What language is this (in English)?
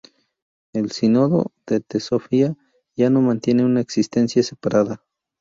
Spanish